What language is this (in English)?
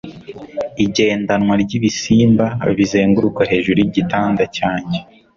Kinyarwanda